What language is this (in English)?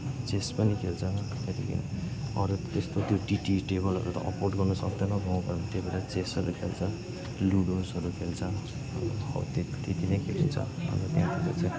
Nepali